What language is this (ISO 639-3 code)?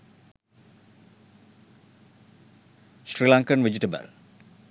sin